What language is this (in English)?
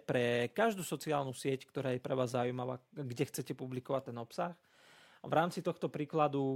Slovak